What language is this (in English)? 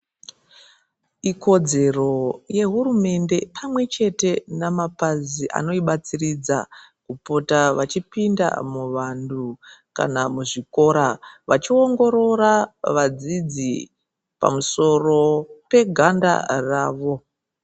Ndau